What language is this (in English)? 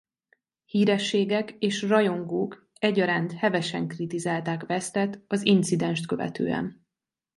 Hungarian